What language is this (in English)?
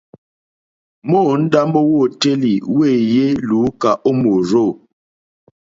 Mokpwe